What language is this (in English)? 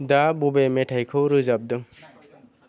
Bodo